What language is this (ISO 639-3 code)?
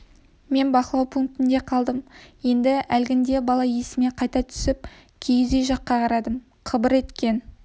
kaz